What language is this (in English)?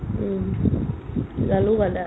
Assamese